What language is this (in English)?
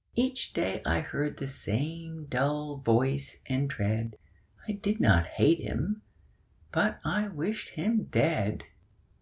English